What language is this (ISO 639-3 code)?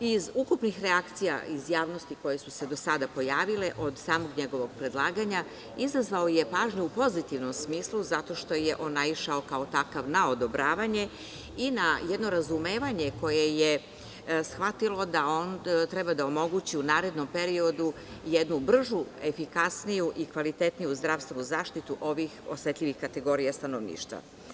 srp